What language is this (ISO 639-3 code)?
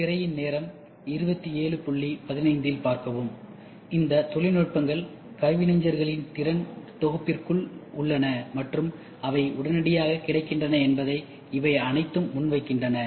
tam